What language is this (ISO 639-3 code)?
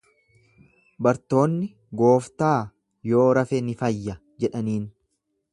orm